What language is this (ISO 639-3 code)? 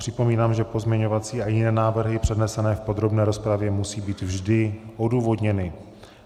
ces